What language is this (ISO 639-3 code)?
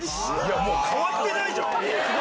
jpn